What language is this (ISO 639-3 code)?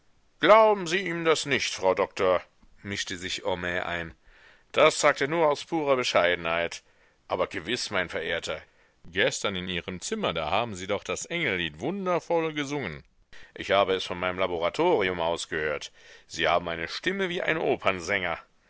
deu